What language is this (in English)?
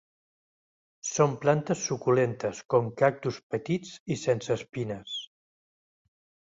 Catalan